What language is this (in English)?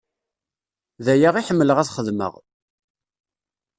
Kabyle